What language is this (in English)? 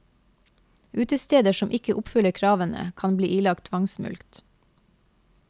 Norwegian